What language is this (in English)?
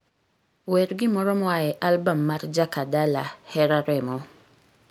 Luo (Kenya and Tanzania)